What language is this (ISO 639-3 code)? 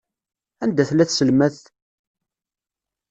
kab